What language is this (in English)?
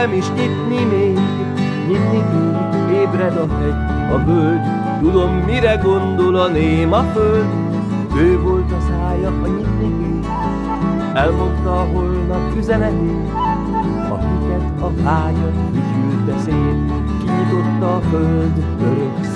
Hungarian